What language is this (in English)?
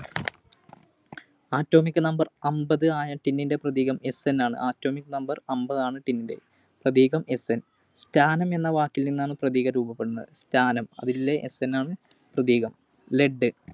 Malayalam